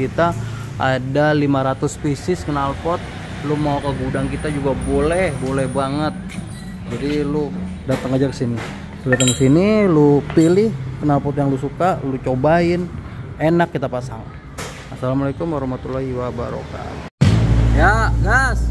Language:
Indonesian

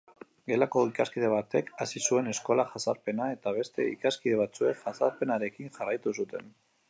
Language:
Basque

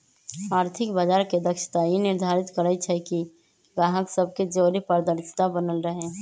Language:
Magahi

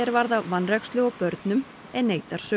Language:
Icelandic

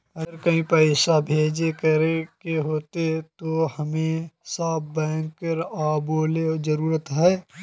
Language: Magahi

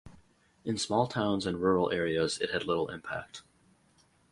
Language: English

